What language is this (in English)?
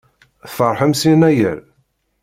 Kabyle